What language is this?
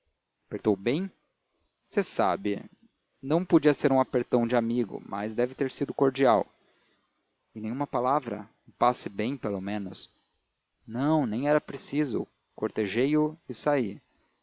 Portuguese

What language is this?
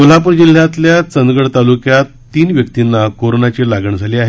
Marathi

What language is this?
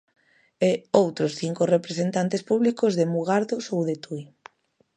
Galician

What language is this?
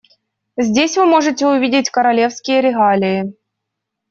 Russian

